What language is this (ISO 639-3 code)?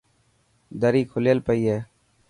mki